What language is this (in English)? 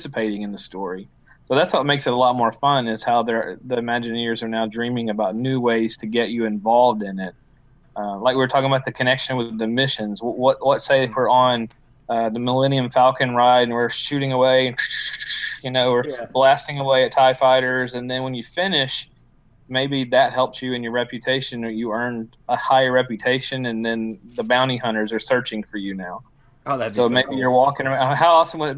English